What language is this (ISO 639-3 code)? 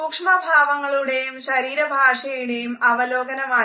mal